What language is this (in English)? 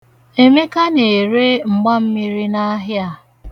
Igbo